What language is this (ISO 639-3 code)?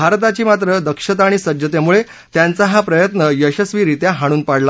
mar